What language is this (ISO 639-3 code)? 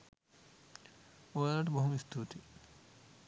sin